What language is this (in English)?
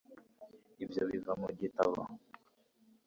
Kinyarwanda